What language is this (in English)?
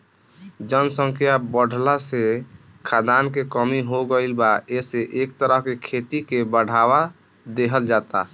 Bhojpuri